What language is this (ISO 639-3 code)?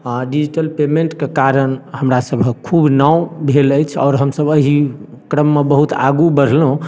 mai